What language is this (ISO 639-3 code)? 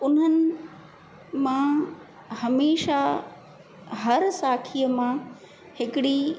snd